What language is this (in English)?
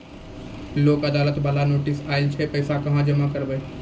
Maithili